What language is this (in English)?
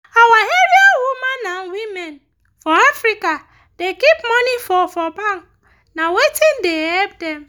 Nigerian Pidgin